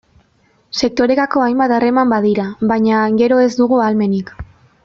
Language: Basque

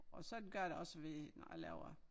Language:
Danish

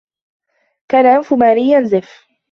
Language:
Arabic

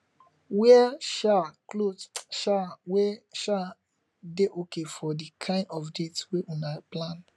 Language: Nigerian Pidgin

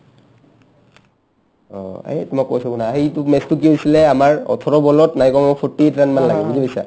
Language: Assamese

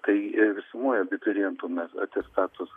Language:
Lithuanian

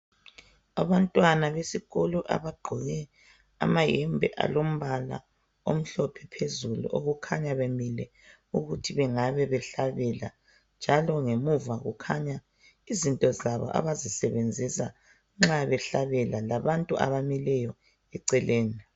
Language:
North Ndebele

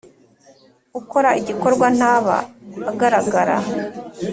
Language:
Kinyarwanda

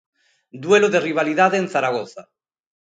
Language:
Galician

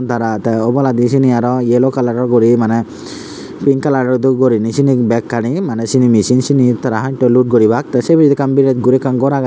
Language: Chakma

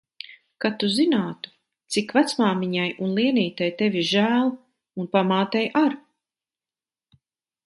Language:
Latvian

